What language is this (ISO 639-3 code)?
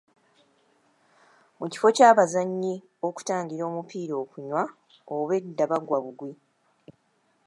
lug